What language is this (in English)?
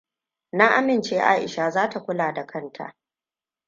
Hausa